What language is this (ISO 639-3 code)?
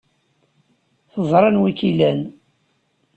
kab